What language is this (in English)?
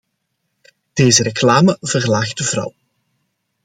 Dutch